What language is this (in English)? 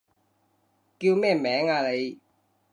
Cantonese